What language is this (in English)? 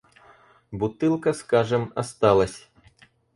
Russian